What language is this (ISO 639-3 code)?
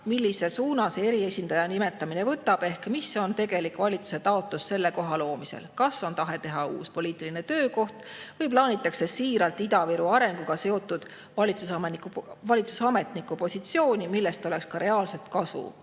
est